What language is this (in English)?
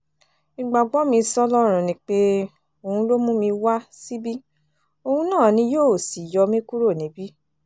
Yoruba